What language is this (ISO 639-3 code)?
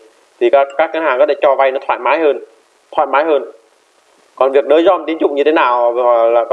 vie